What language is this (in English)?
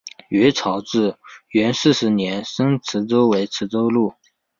Chinese